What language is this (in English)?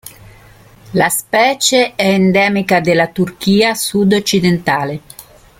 Italian